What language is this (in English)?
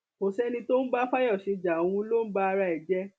Yoruba